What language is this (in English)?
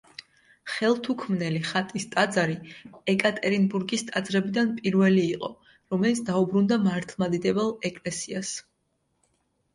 Georgian